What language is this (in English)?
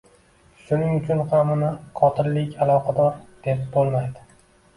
Uzbek